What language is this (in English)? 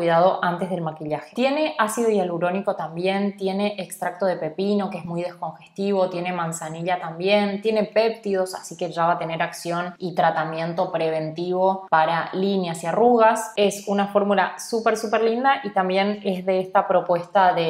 Spanish